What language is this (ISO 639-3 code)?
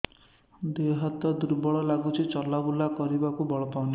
ori